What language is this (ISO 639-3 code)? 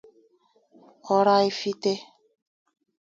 ibo